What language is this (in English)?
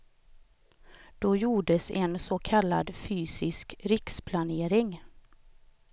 Swedish